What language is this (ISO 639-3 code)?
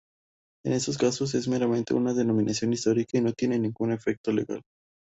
spa